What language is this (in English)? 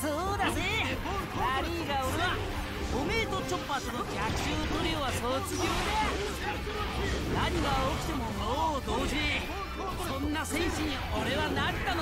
Italian